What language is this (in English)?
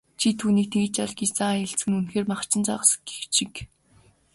Mongolian